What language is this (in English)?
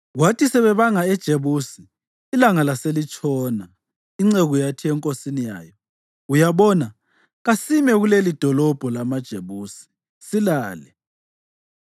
North Ndebele